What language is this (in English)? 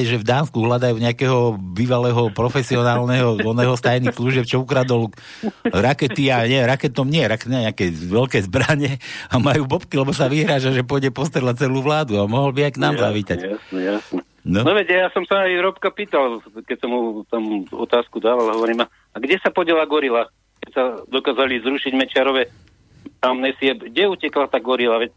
Slovak